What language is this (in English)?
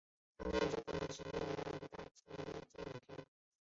Chinese